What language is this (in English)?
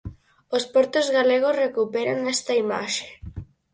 Galician